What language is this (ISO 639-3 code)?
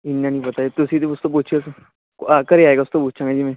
pan